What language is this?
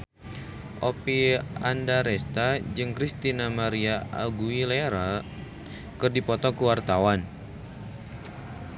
Sundanese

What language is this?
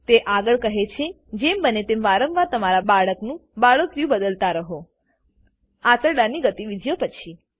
Gujarati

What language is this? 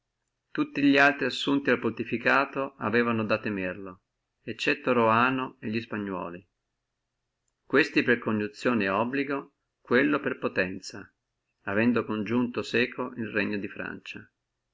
Italian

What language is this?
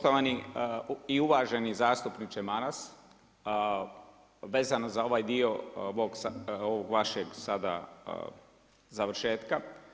Croatian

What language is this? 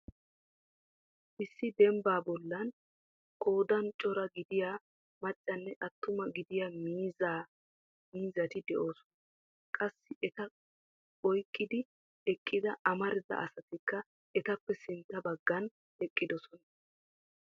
Wolaytta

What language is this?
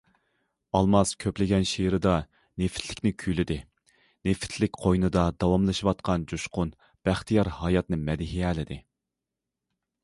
Uyghur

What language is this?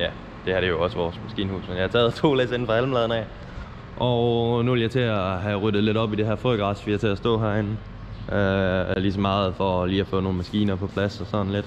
Danish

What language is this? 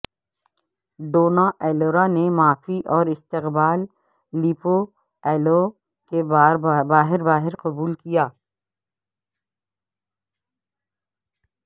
Urdu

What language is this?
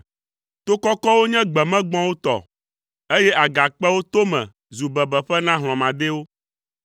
Ewe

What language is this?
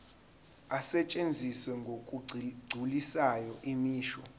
Zulu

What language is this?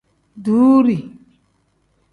Tem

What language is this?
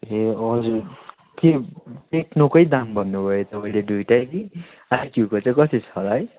Nepali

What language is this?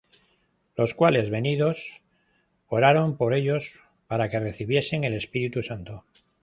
Spanish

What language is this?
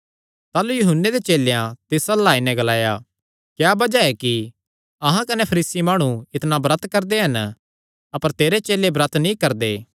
Kangri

